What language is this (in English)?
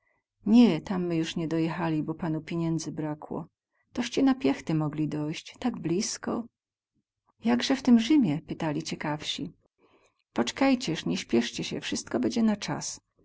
Polish